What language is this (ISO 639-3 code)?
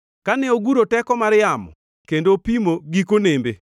luo